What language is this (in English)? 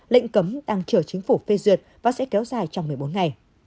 Vietnamese